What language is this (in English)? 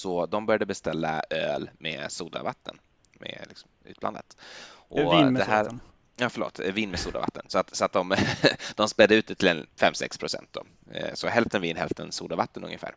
Swedish